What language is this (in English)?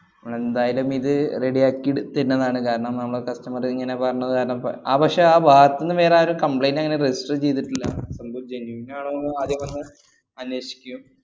Malayalam